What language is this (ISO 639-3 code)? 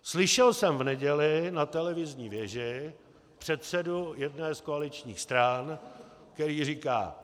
ces